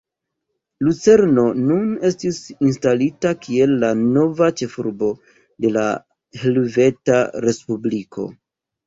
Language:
Esperanto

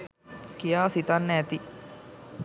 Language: Sinhala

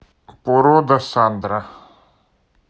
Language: Russian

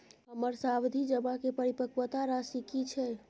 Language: Maithili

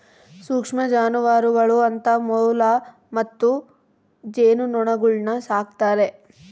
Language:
Kannada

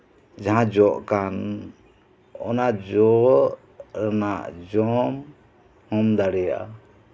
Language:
Santali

